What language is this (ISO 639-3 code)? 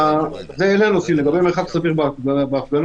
heb